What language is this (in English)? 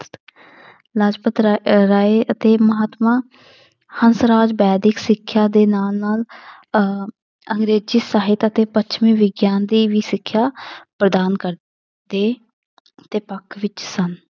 Punjabi